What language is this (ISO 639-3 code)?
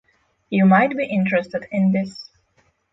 eng